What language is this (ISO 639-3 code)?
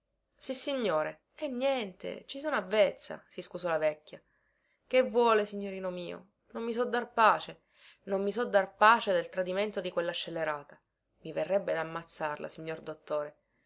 ita